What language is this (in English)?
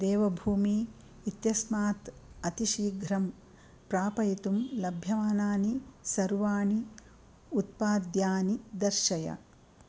Sanskrit